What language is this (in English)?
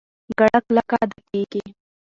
Pashto